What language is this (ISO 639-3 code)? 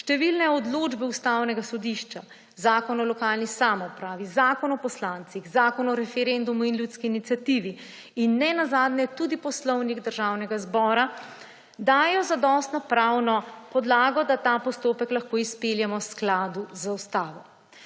slv